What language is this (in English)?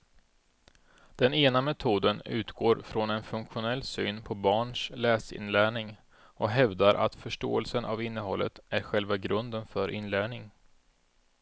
Swedish